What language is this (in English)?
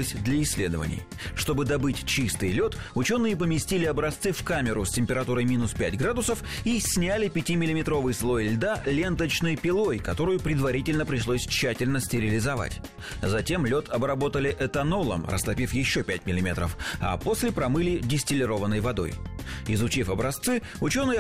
Russian